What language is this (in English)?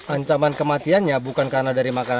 Indonesian